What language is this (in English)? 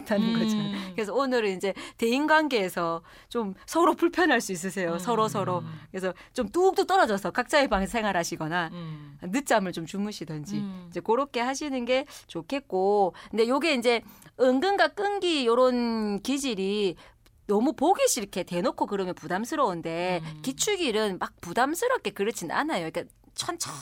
Korean